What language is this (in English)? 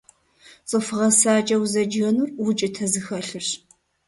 Kabardian